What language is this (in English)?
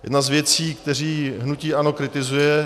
Czech